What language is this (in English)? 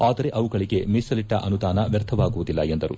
Kannada